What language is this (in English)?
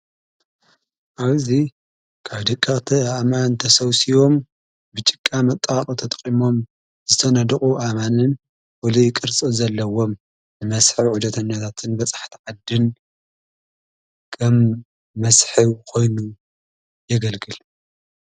Tigrinya